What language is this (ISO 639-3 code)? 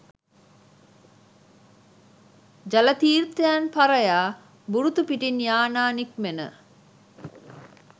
sin